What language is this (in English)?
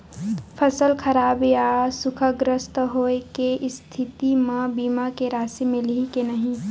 Chhattisgarhi